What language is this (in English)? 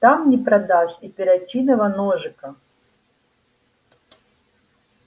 Russian